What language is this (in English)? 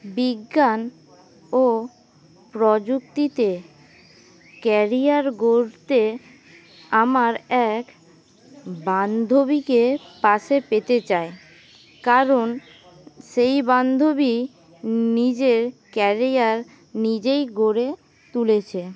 Bangla